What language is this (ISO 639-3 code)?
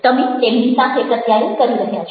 guj